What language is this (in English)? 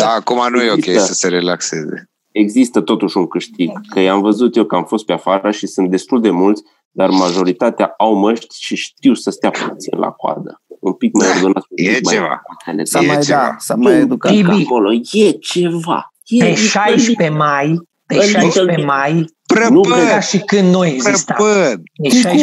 Romanian